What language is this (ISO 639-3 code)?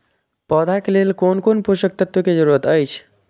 mai